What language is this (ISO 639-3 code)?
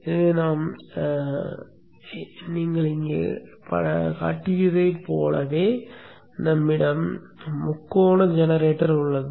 tam